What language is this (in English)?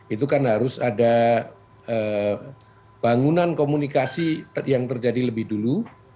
Indonesian